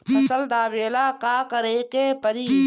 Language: Bhojpuri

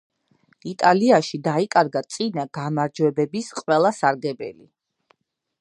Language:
Georgian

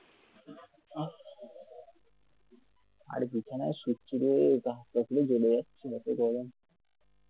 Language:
Bangla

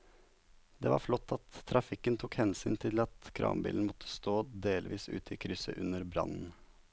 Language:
Norwegian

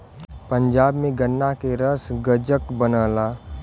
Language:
Bhojpuri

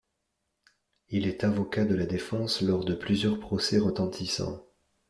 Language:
French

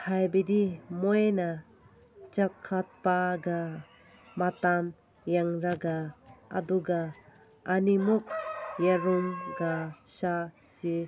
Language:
Manipuri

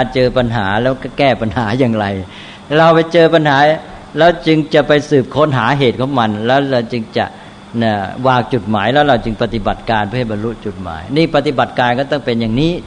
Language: Thai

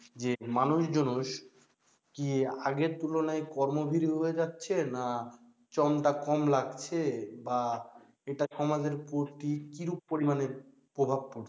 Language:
Bangla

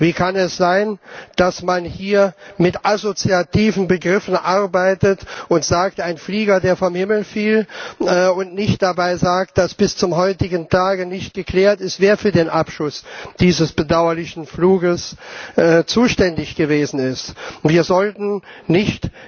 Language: German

